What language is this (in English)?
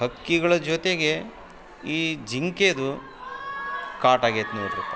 Kannada